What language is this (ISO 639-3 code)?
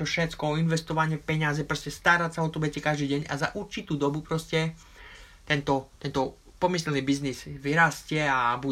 slk